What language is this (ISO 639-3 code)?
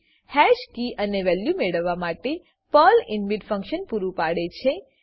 guj